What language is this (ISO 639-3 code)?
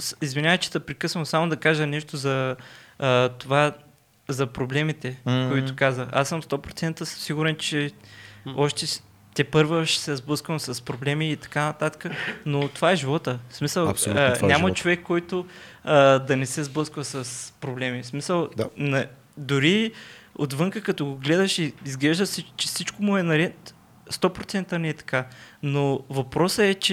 bul